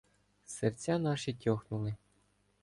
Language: Ukrainian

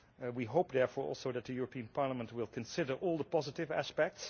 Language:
English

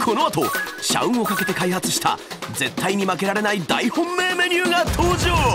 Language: Japanese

